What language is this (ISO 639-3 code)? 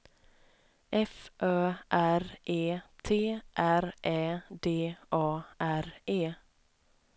swe